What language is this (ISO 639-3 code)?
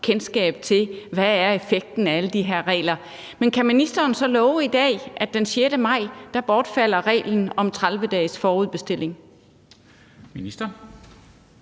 dan